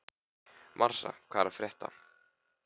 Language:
Icelandic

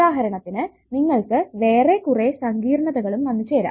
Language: Malayalam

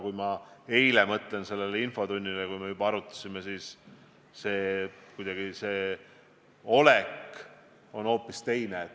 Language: Estonian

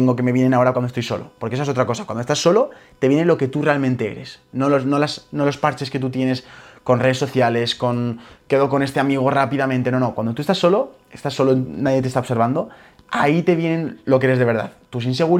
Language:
Spanish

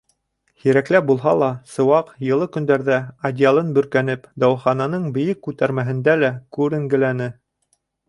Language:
Bashkir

